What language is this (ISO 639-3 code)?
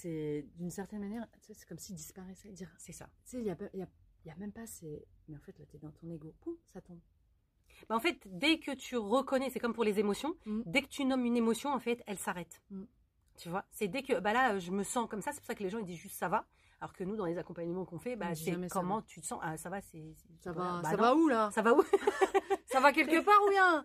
fra